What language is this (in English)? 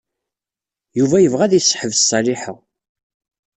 Kabyle